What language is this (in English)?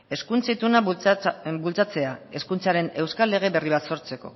Basque